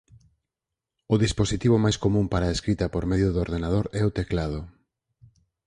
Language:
Galician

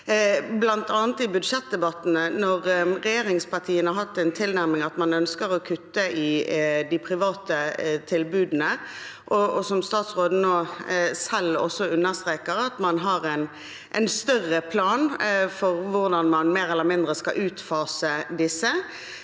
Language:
Norwegian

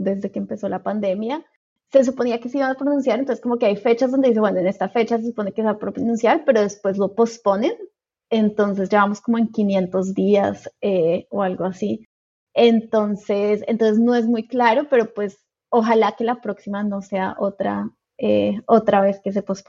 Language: Spanish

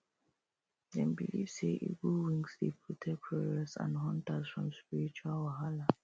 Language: Nigerian Pidgin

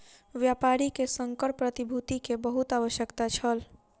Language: Maithili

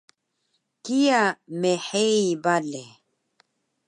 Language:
Taroko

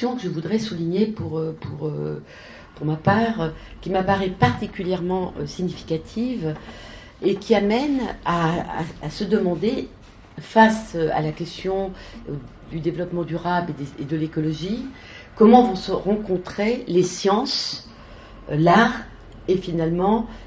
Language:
French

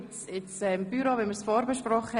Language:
Swiss German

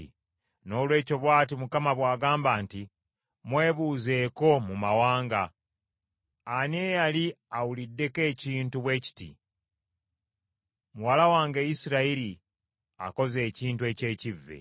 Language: Ganda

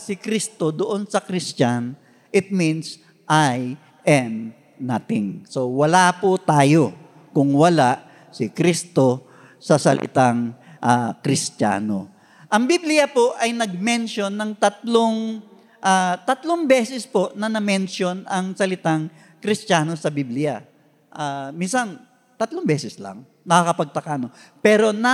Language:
Filipino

